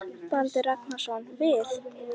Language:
Icelandic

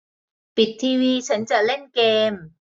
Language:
Thai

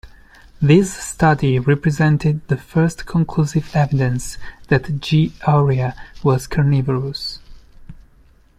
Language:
English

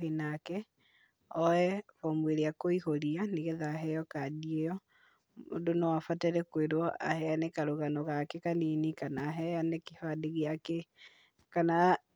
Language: Kikuyu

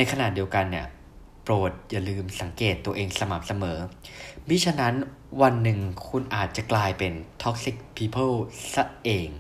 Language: Thai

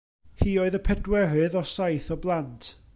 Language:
Welsh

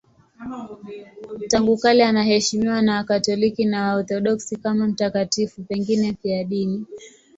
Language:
Swahili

